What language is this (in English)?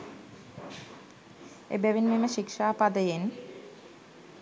Sinhala